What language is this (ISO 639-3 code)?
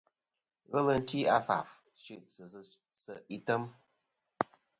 bkm